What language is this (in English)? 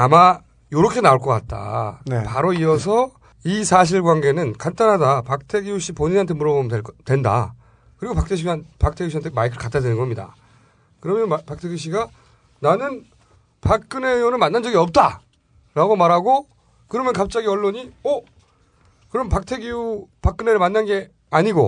Korean